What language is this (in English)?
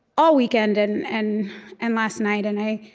English